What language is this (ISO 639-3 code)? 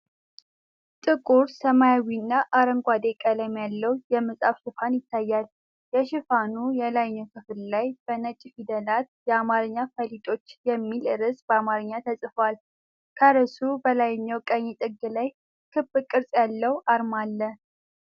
amh